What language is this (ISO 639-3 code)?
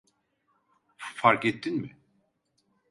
tur